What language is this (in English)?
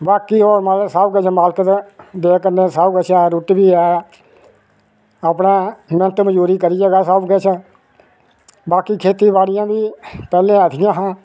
Dogri